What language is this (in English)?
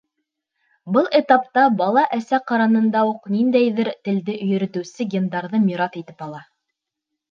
Bashkir